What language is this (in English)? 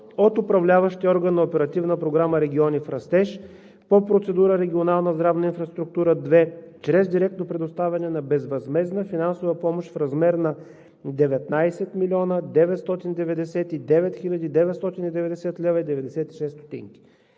Bulgarian